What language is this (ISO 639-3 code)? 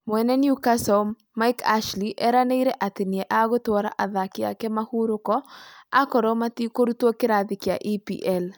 kik